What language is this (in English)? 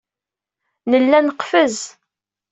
Kabyle